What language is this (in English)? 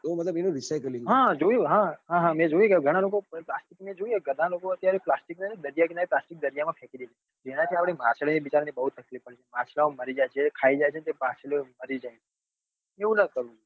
Gujarati